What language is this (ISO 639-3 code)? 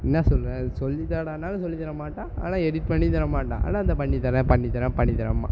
tam